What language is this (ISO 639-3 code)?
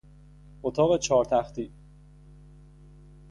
fas